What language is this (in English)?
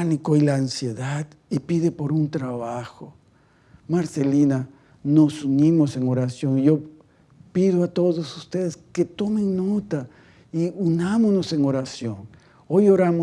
Spanish